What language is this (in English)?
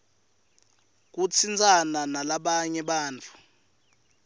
Swati